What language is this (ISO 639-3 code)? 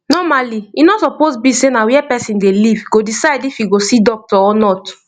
pcm